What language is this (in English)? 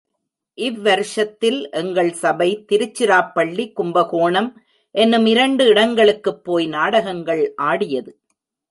Tamil